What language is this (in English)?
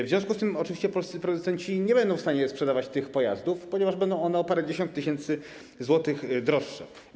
Polish